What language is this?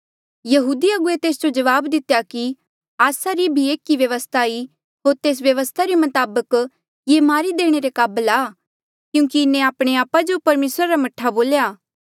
Mandeali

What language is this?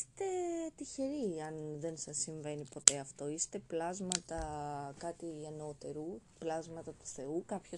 Greek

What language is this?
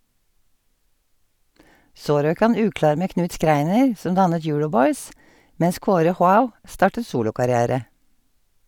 Norwegian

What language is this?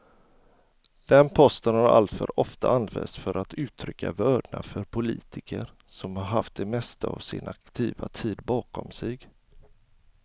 Swedish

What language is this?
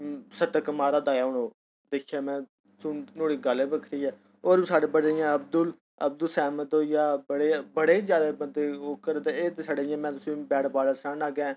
Dogri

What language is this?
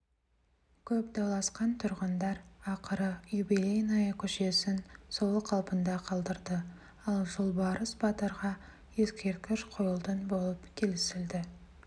Kazakh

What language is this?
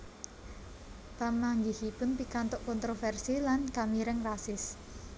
Javanese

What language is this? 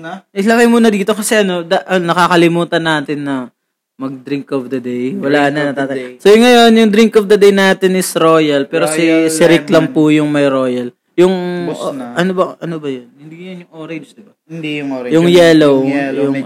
Filipino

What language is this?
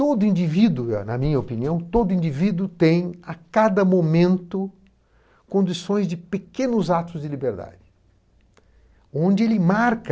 Portuguese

